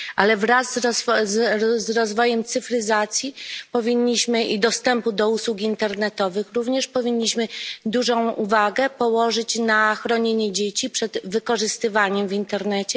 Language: Polish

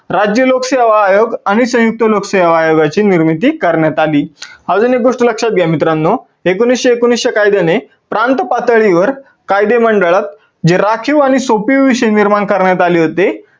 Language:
Marathi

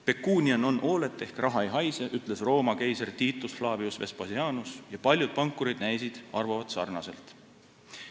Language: Estonian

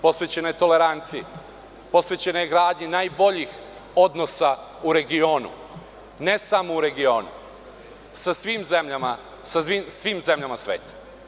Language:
Serbian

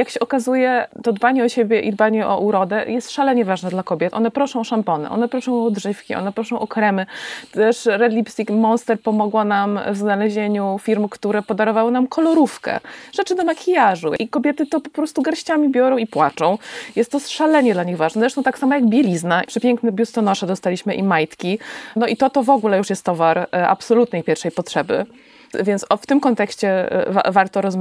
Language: Polish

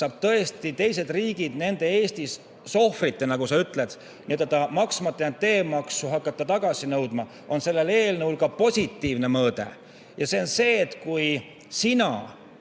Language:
Estonian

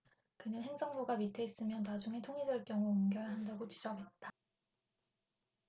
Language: Korean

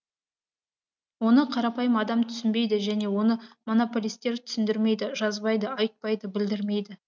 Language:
Kazakh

